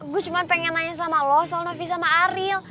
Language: Indonesian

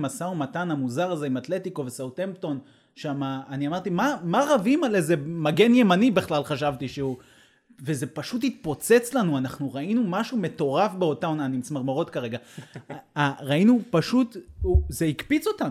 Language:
Hebrew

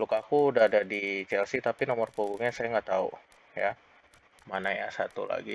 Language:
Indonesian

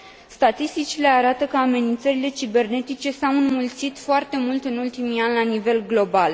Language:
Romanian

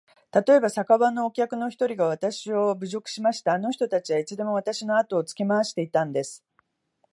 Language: Japanese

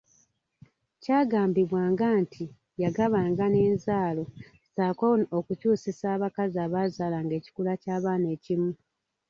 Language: Ganda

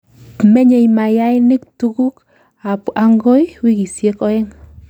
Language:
Kalenjin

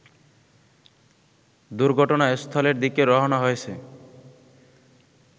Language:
Bangla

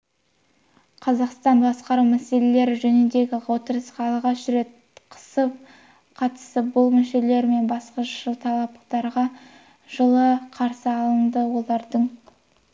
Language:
Kazakh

